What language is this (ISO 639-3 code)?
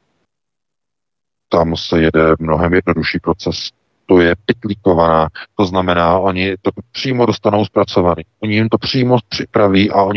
ces